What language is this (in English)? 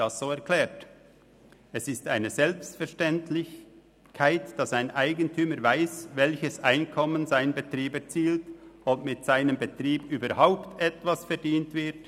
Swiss German